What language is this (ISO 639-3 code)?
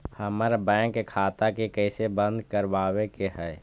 mag